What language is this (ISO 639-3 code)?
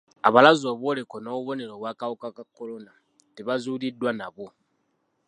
lug